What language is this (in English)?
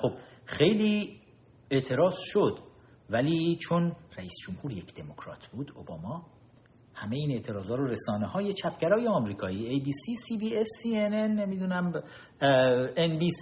Persian